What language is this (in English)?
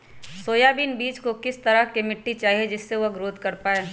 Magahi